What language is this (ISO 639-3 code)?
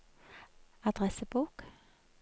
nor